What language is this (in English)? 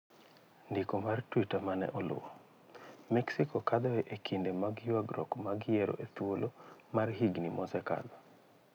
Luo (Kenya and Tanzania)